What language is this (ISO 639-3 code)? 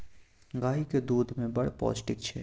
mai